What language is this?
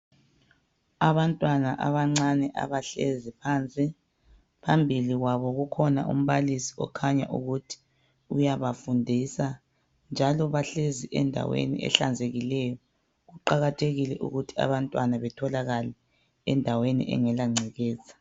North Ndebele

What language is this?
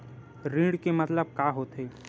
Chhattisgarhi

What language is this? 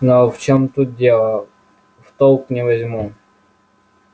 Russian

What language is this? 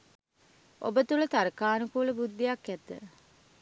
Sinhala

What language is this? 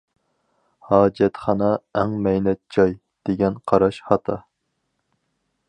Uyghur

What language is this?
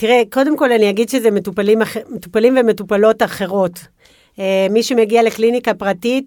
Hebrew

